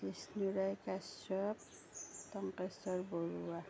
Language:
Assamese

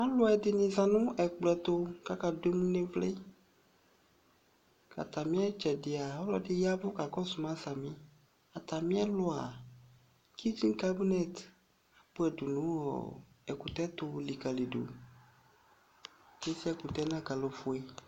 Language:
Ikposo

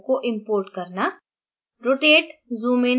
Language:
Hindi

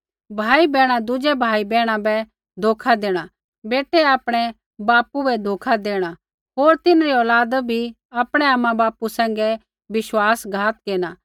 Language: Kullu Pahari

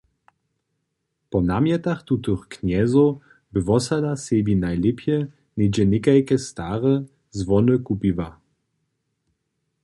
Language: Upper Sorbian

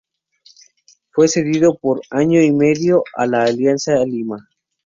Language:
Spanish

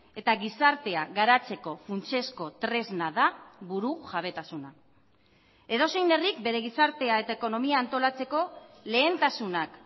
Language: Basque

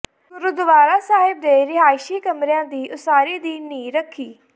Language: Punjabi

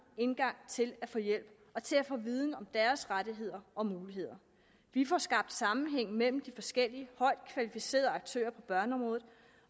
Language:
Danish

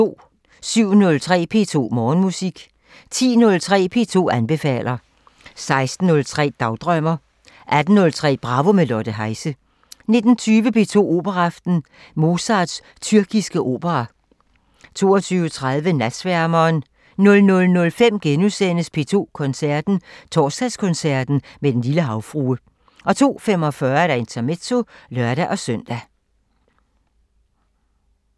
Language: Danish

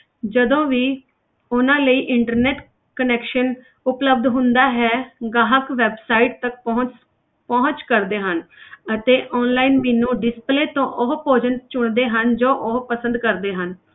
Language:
Punjabi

